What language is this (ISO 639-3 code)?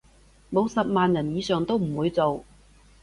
yue